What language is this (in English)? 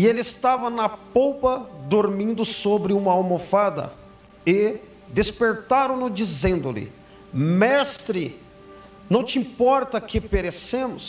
Portuguese